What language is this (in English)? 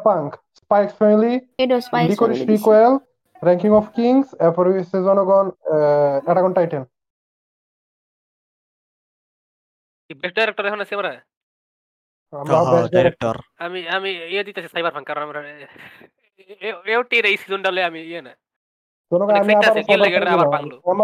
Bangla